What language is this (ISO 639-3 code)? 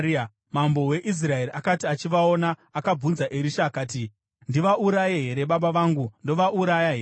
sna